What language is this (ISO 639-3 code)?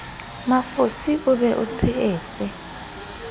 sot